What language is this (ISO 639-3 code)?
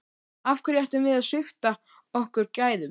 isl